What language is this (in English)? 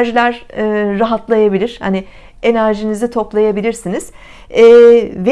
Turkish